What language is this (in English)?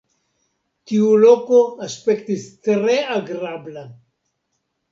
Esperanto